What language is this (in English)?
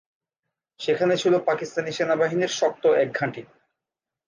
Bangla